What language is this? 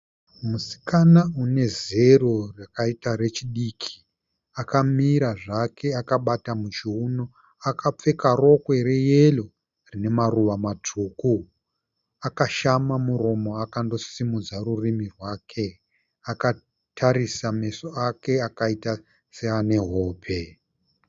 Shona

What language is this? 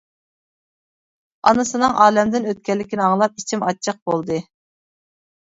Uyghur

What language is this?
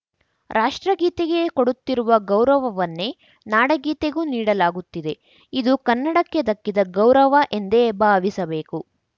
Kannada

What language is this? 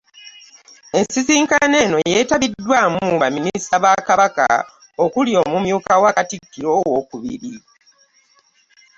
Ganda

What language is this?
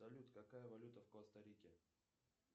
Russian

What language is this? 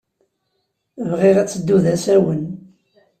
Kabyle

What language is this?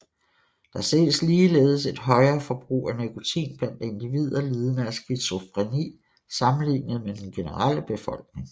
Danish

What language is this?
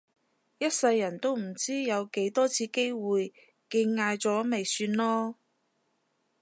Cantonese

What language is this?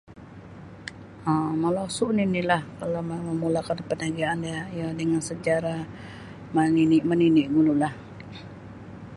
Sabah Bisaya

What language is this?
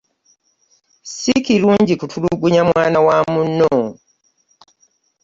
Ganda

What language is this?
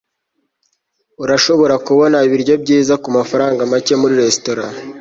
Kinyarwanda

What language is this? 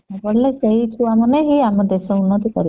Odia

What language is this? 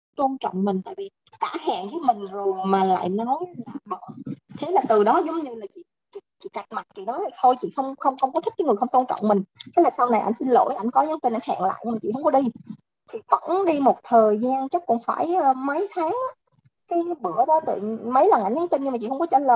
Vietnamese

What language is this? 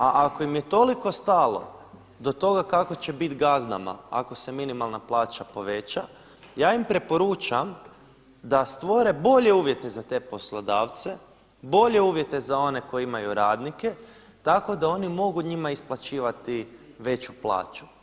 Croatian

